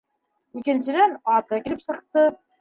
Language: Bashkir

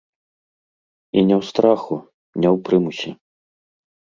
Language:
Belarusian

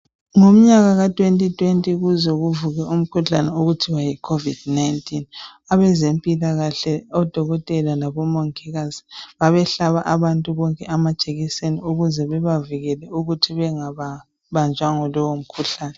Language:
North Ndebele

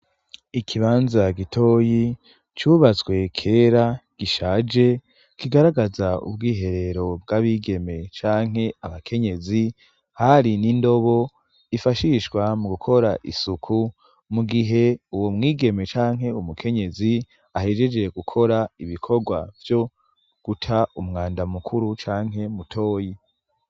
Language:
Rundi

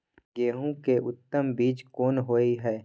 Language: Maithili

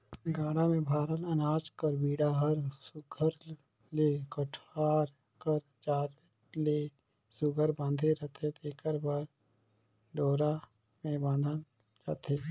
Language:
Chhattisgarhi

